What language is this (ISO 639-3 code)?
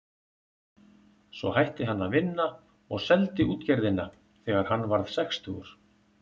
isl